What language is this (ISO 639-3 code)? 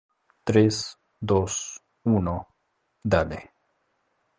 spa